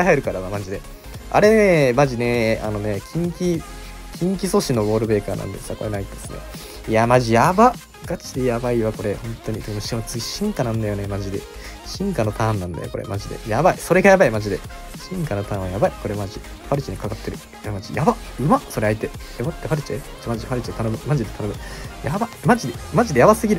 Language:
Japanese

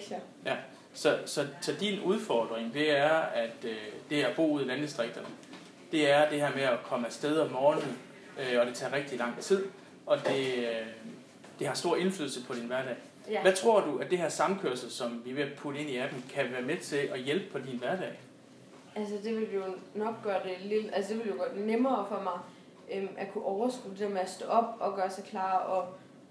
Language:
Danish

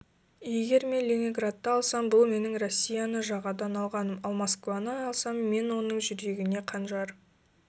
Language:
Kazakh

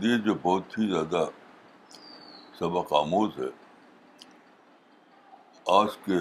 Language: Urdu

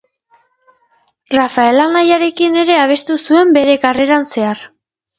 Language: Basque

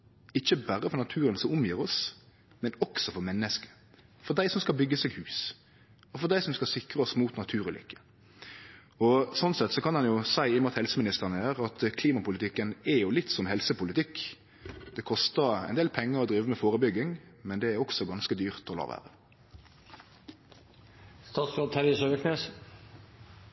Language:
Norwegian Nynorsk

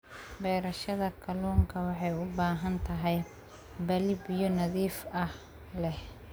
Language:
Somali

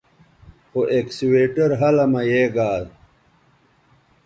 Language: Bateri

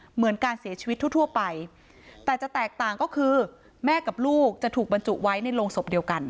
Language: Thai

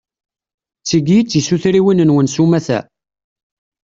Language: Kabyle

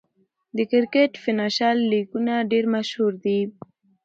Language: Pashto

